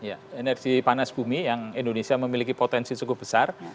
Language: Indonesian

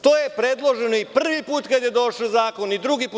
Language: Serbian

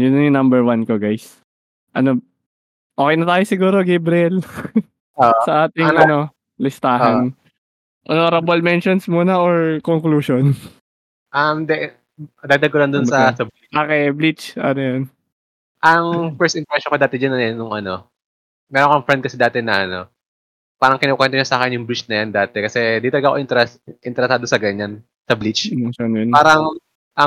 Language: Filipino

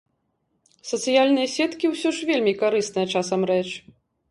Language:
Belarusian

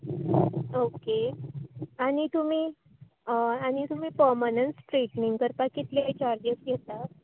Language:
Konkani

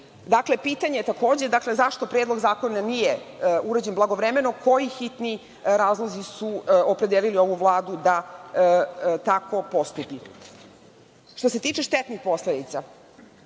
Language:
Serbian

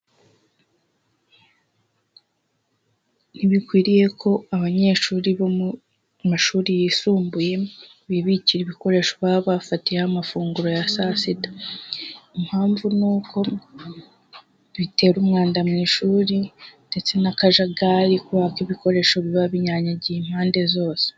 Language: Kinyarwanda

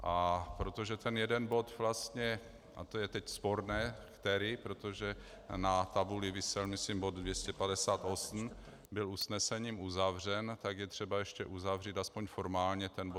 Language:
Czech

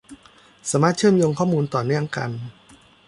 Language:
Thai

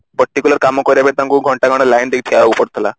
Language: Odia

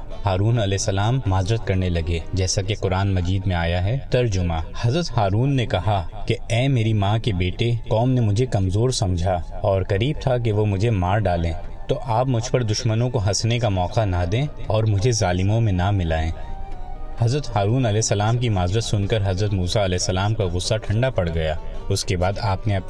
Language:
Urdu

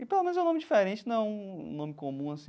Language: Portuguese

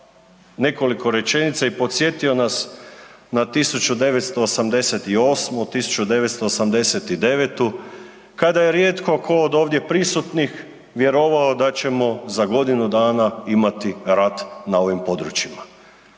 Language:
Croatian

